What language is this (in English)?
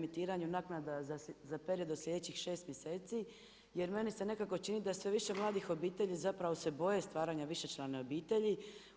Croatian